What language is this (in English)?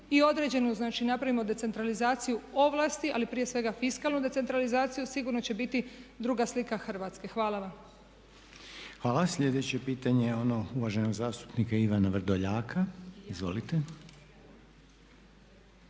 Croatian